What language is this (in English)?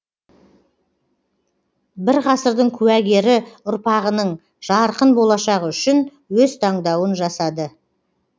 Kazakh